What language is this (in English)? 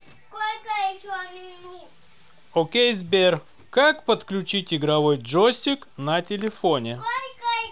Russian